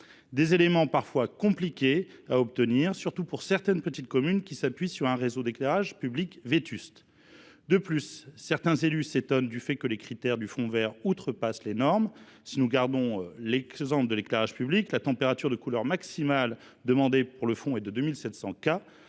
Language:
French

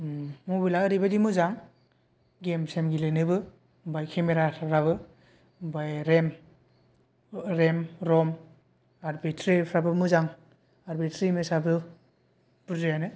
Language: Bodo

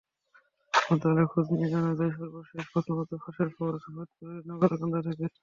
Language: Bangla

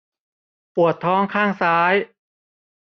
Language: Thai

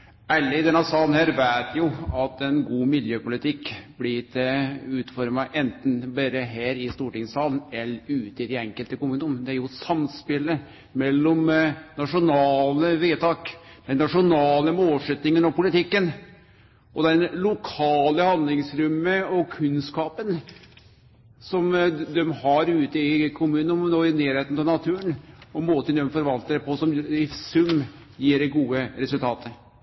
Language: Norwegian Nynorsk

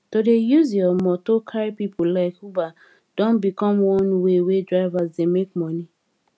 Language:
Nigerian Pidgin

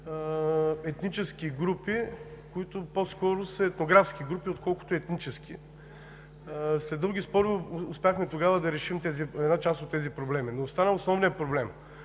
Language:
Bulgarian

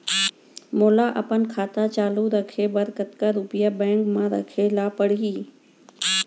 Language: Chhattisgarhi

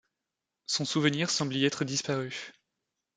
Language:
French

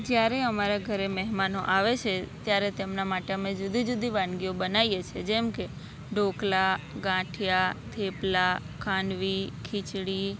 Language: Gujarati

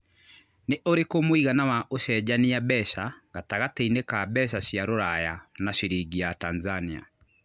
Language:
Kikuyu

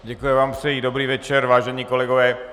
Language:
Czech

